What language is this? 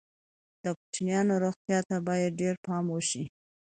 Pashto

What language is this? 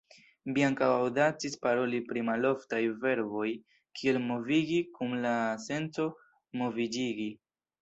Esperanto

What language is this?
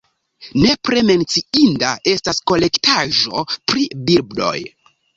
Esperanto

